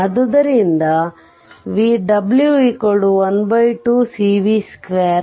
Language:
Kannada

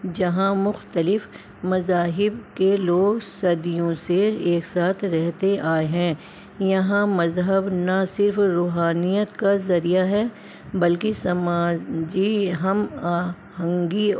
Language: Urdu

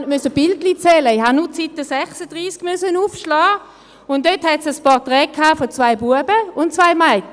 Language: Swiss German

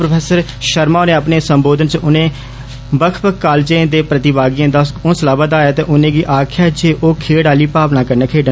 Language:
Dogri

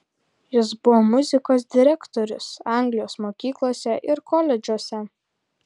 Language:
Lithuanian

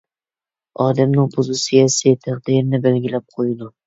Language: Uyghur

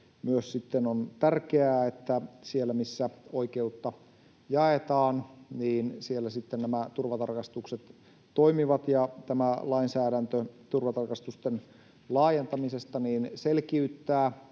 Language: Finnish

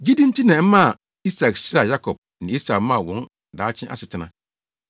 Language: Akan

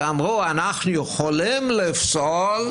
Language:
Hebrew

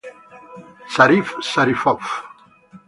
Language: Italian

